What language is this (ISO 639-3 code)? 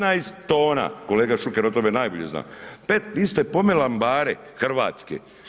hrv